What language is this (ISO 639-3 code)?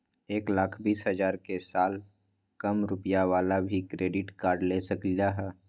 mag